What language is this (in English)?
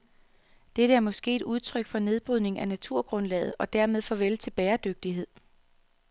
Danish